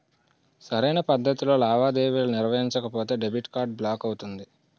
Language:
Telugu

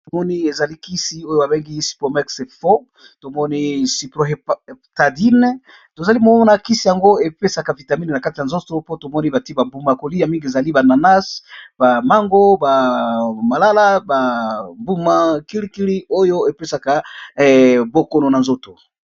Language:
Lingala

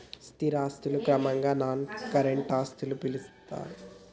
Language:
Telugu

